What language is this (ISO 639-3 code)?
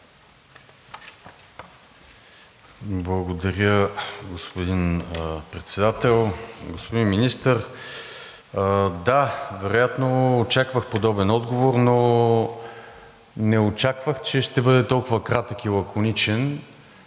bul